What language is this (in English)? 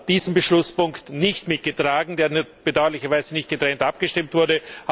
German